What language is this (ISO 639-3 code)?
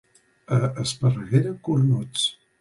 cat